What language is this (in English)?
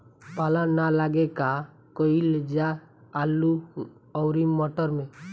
Bhojpuri